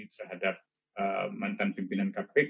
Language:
Indonesian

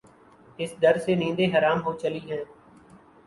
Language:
Urdu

